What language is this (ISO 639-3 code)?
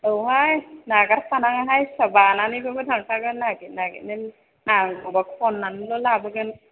brx